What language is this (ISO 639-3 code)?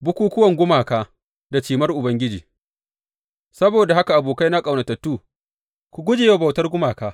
hau